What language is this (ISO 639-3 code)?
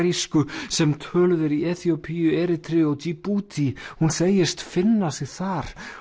isl